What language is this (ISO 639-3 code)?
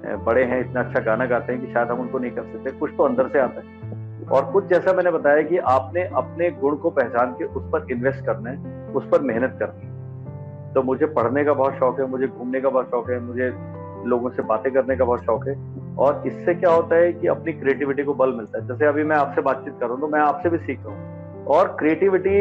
hin